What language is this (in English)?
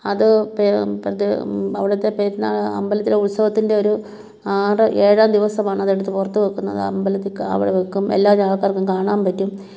Malayalam